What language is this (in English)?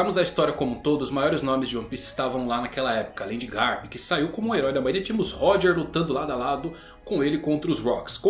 Portuguese